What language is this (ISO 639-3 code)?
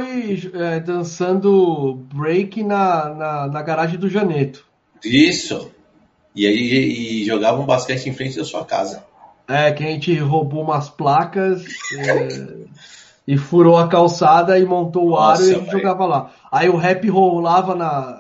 por